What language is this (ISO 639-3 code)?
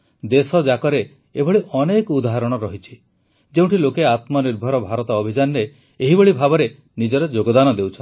ori